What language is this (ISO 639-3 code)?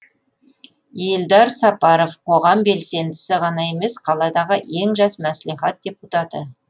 kaz